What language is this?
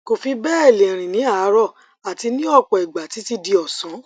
Yoruba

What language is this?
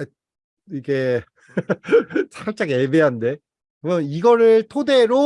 Korean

